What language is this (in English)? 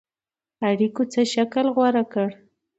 Pashto